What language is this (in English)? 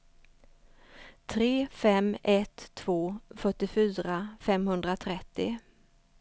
Swedish